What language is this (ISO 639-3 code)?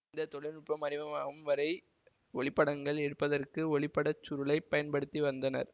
tam